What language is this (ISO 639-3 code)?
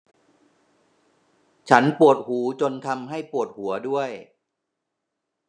tha